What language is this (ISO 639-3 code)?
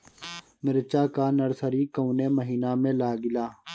bho